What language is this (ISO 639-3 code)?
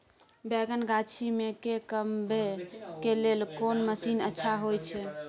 mai